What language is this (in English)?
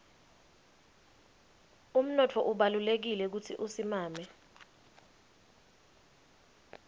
Swati